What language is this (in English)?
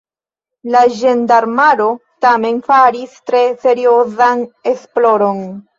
Esperanto